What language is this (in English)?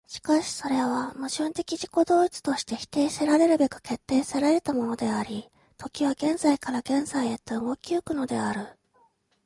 Japanese